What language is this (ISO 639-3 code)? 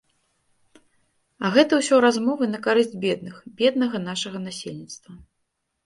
bel